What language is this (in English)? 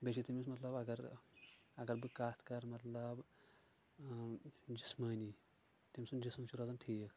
Kashmiri